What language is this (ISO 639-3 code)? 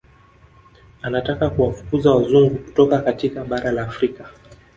swa